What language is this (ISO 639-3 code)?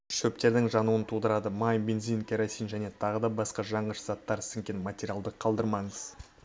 kaz